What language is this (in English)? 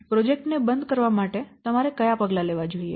Gujarati